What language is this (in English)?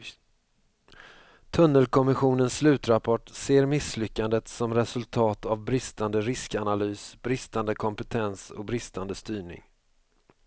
Swedish